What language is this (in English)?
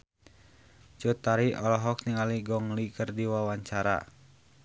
Sundanese